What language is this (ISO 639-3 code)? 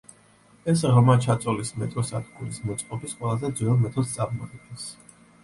kat